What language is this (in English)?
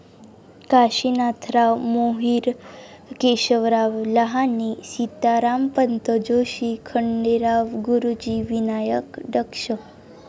Marathi